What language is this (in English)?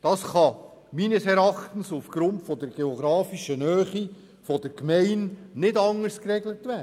Swiss German